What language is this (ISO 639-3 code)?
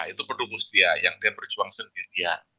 ind